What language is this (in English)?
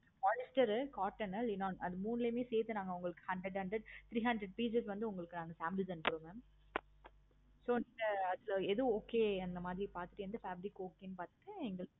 Tamil